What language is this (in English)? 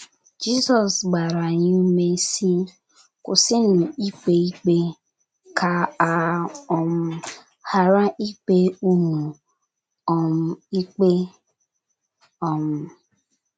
Igbo